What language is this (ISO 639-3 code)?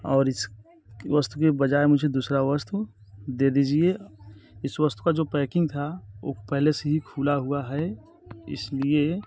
hin